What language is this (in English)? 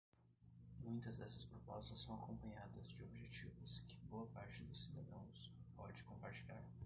Portuguese